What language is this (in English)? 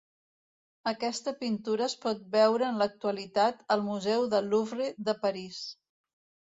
Catalan